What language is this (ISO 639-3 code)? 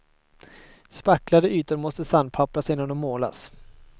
swe